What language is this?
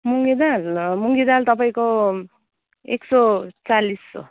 Nepali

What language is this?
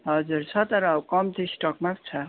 Nepali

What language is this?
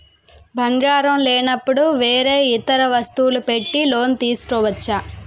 Telugu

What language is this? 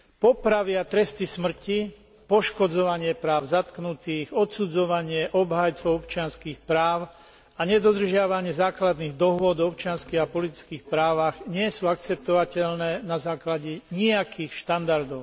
Slovak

